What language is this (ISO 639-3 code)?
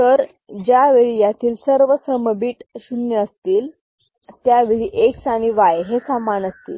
mar